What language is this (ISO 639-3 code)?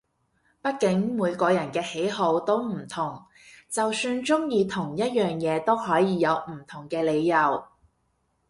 yue